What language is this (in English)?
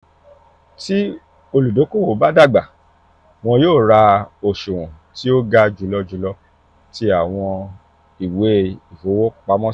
Yoruba